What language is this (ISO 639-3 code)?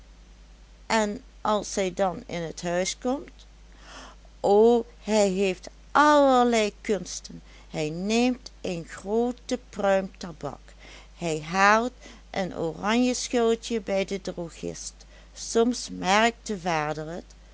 nld